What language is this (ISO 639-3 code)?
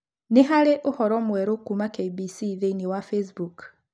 kik